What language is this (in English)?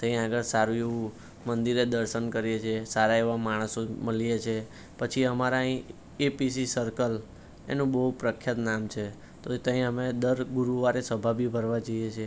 Gujarati